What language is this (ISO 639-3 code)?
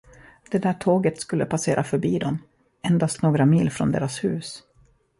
swe